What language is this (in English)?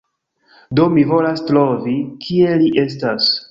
Esperanto